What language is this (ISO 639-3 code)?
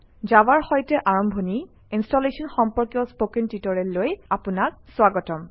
asm